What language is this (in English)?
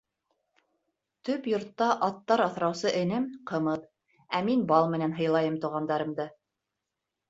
Bashkir